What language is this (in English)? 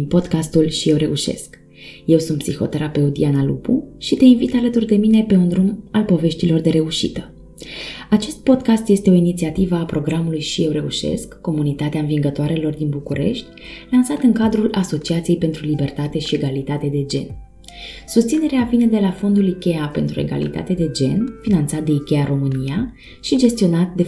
Romanian